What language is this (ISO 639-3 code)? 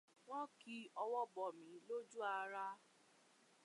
yor